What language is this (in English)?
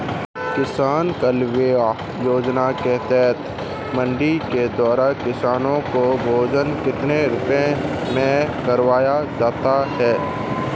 Hindi